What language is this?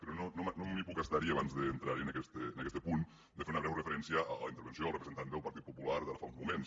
Catalan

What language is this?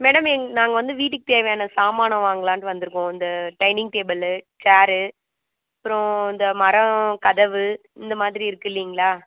Tamil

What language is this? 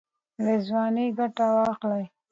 Pashto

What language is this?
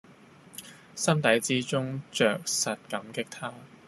Cantonese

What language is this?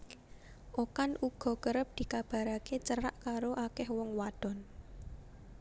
Javanese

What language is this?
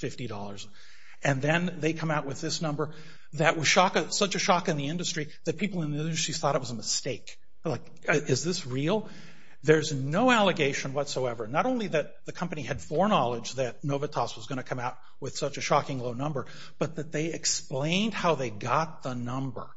English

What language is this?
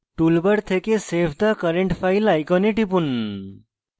Bangla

